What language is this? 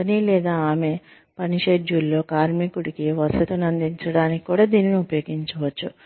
Telugu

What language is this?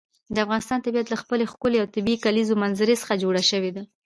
Pashto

